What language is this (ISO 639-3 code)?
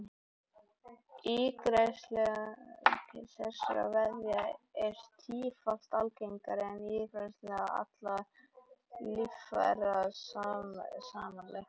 isl